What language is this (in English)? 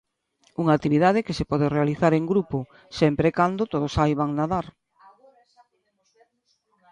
Galician